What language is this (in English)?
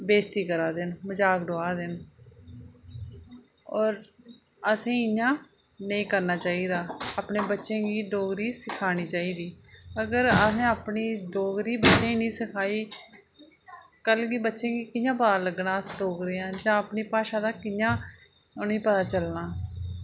Dogri